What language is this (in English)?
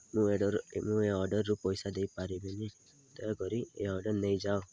Odia